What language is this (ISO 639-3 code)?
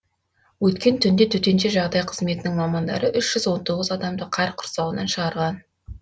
kaz